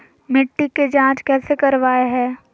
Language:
Magahi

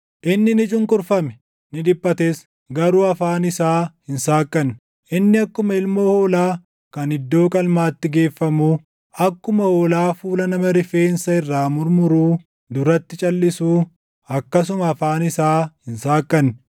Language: Oromo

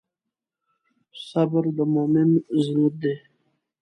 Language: Pashto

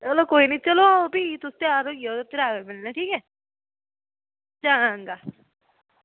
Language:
Dogri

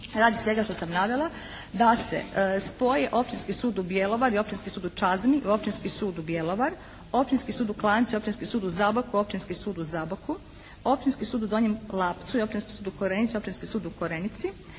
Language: Croatian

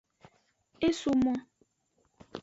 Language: Aja (Benin)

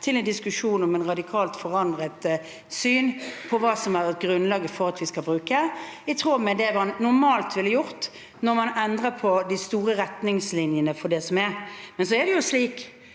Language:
Norwegian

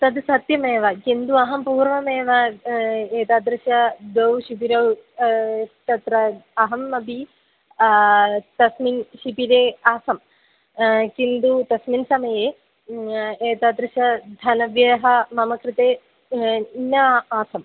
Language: Sanskrit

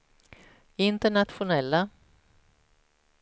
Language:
Swedish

